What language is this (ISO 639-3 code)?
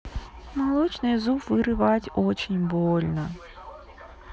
rus